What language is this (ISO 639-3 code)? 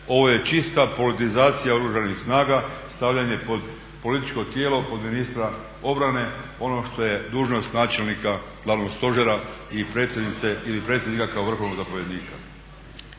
hrv